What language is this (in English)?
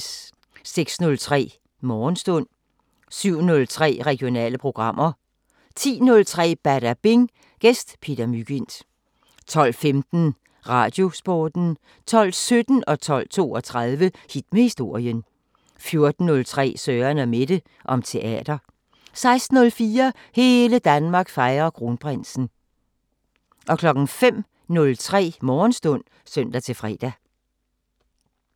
Danish